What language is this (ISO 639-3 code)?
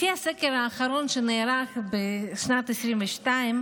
heb